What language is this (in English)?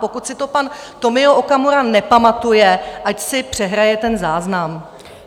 Czech